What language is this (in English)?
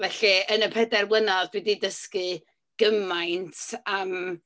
Welsh